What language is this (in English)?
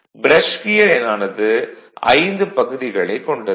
Tamil